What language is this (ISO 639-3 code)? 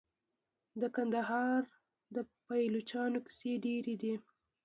pus